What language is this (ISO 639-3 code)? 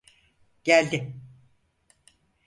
tur